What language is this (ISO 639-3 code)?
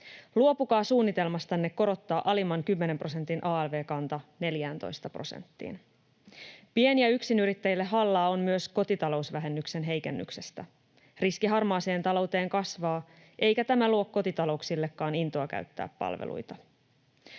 fin